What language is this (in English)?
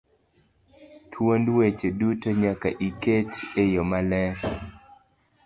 Luo (Kenya and Tanzania)